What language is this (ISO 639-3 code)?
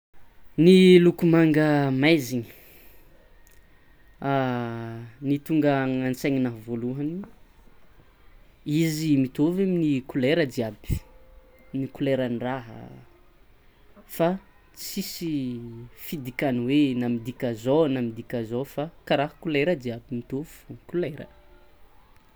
xmw